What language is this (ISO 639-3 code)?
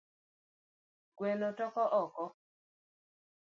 luo